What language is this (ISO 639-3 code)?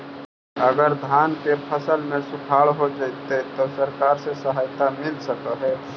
mag